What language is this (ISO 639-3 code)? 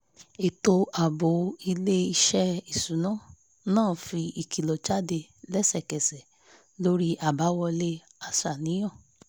yor